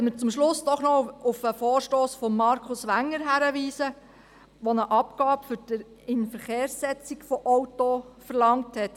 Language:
Swiss German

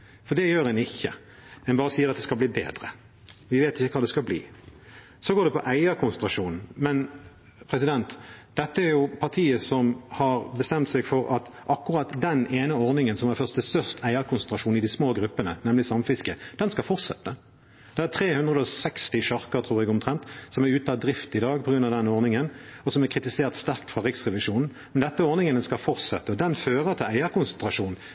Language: Norwegian Bokmål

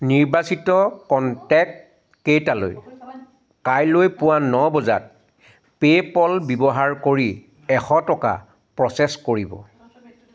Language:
Assamese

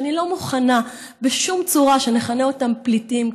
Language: Hebrew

